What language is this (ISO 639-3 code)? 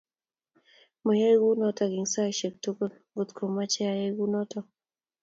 kln